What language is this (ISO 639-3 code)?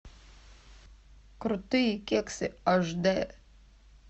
rus